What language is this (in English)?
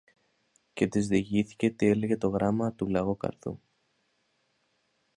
Greek